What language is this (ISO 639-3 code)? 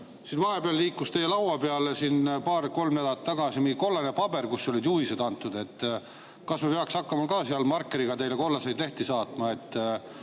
est